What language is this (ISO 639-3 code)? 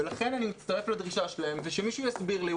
heb